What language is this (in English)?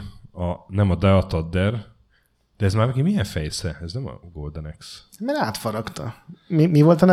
Hungarian